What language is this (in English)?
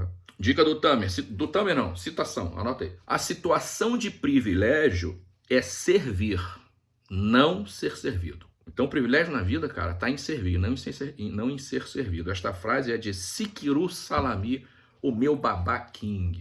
Portuguese